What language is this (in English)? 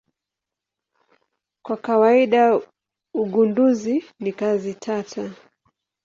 Swahili